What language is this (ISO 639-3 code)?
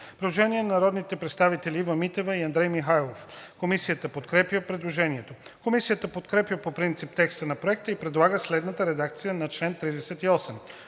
bul